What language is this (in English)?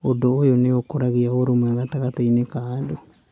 Kikuyu